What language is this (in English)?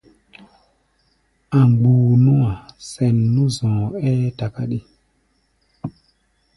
Gbaya